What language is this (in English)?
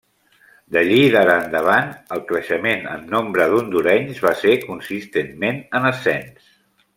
Catalan